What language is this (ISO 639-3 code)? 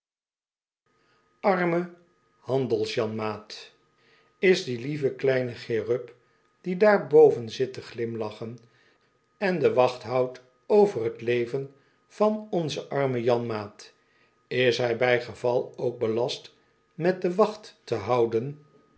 nld